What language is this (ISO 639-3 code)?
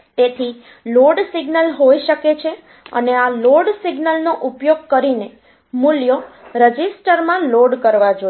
guj